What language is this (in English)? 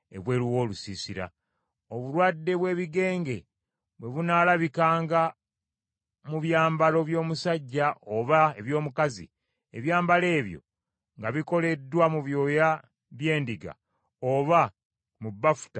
Ganda